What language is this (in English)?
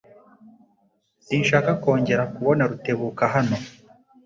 Kinyarwanda